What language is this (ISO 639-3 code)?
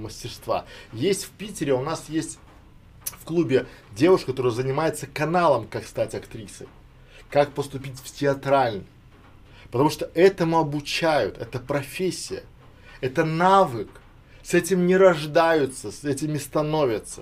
rus